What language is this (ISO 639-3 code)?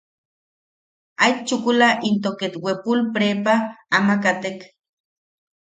yaq